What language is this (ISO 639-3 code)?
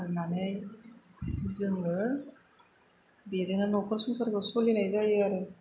brx